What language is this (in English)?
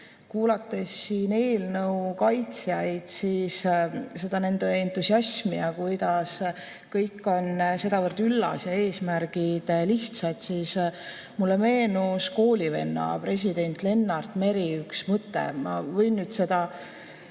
Estonian